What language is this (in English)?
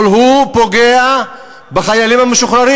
Hebrew